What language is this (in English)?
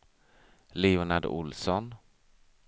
Swedish